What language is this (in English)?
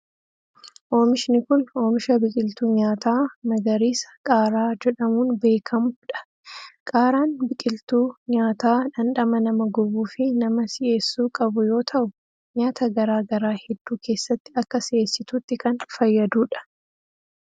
Oromo